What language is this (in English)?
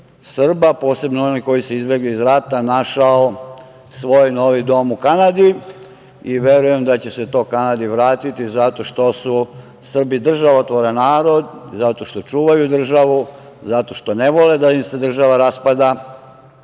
Serbian